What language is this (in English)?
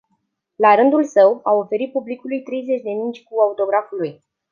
Romanian